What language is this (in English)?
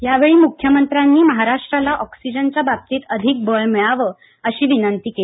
Marathi